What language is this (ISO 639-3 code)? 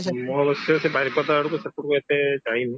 ori